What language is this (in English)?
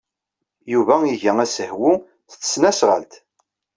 Kabyle